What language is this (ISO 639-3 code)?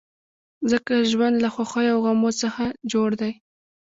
pus